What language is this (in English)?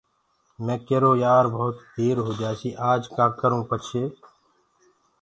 Gurgula